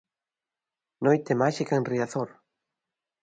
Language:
Galician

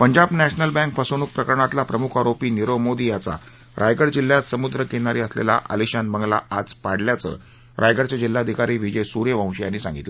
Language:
Marathi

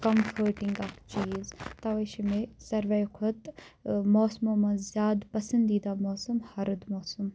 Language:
Kashmiri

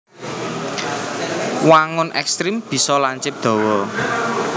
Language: Javanese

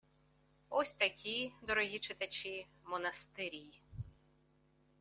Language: Ukrainian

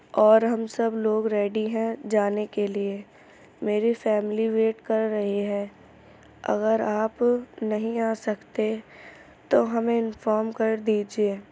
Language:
Urdu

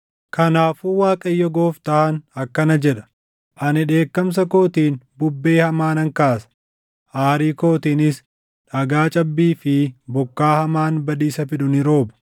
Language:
Oromo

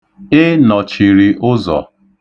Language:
Igbo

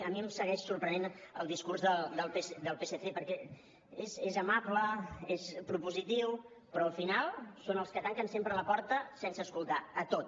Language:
Catalan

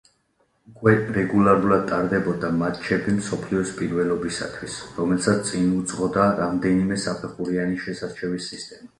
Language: Georgian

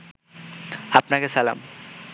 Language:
Bangla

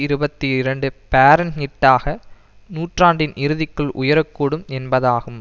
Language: Tamil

